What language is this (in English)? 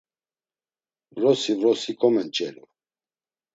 Laz